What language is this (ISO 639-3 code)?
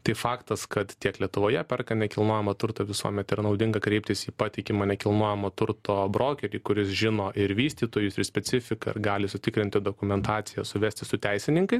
lit